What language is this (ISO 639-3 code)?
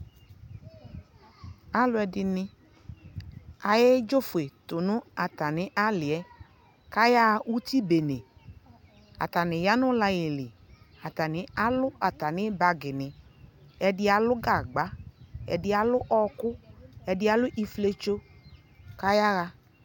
kpo